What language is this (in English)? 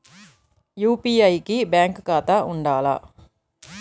Telugu